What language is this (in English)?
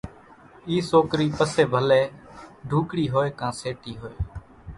Kachi Koli